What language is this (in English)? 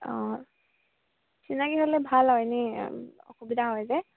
Assamese